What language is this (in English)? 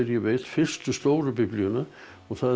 Icelandic